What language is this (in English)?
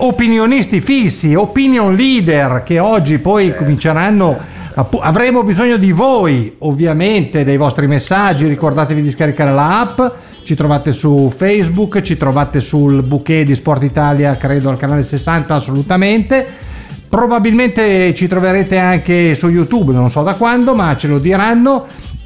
Italian